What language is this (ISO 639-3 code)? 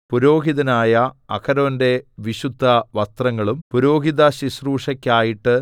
mal